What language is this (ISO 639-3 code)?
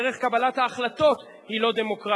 heb